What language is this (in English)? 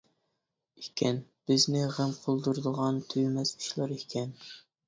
Uyghur